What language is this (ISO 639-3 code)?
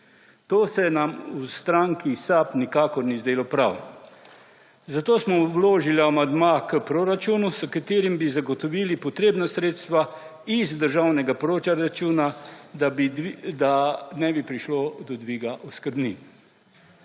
slv